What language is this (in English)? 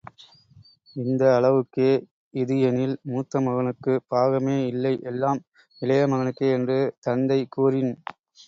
Tamil